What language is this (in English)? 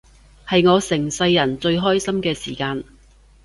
Cantonese